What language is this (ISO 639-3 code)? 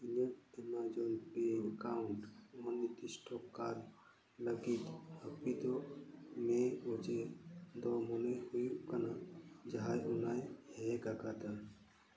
sat